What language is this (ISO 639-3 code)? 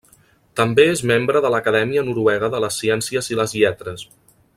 cat